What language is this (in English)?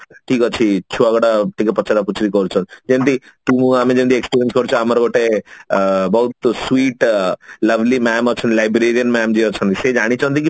Odia